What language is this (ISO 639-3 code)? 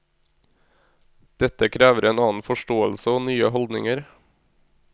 nor